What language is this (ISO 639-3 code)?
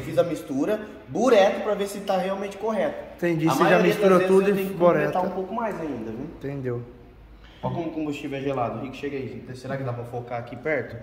por